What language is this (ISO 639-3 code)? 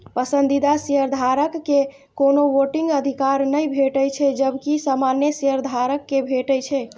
mai